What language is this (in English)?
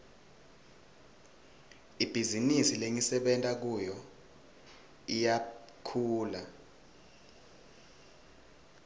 Swati